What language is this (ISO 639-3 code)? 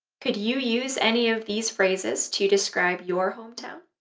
eng